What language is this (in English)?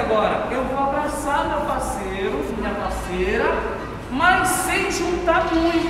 Portuguese